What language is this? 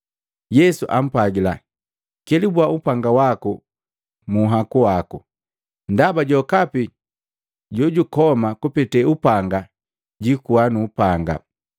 Matengo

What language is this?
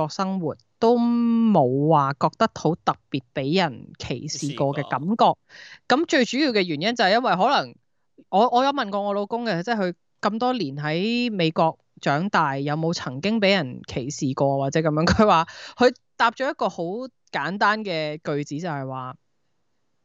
Chinese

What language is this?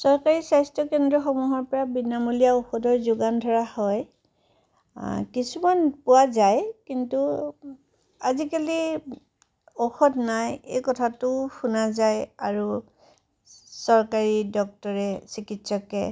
Assamese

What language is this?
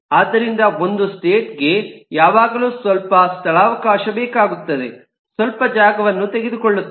Kannada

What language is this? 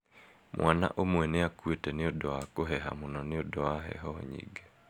Kikuyu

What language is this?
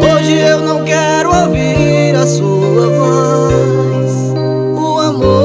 Arabic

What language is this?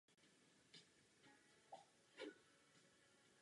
Czech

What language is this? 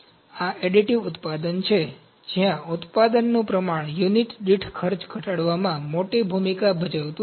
Gujarati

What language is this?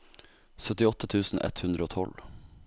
Norwegian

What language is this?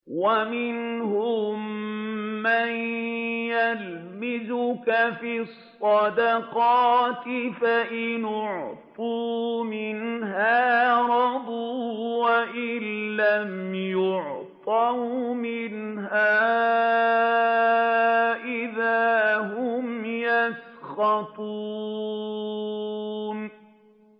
Arabic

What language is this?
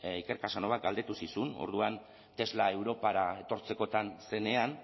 Basque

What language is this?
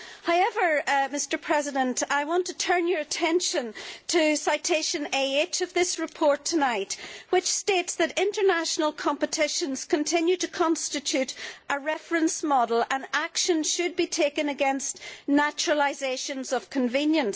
English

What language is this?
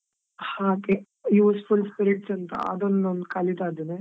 Kannada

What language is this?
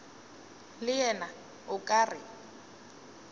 Northern Sotho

